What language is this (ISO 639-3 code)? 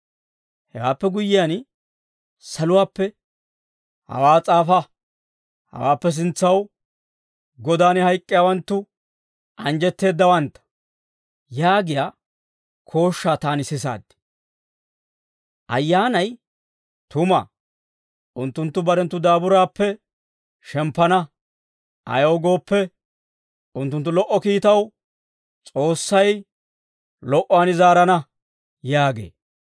dwr